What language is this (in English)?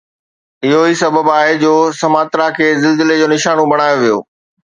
Sindhi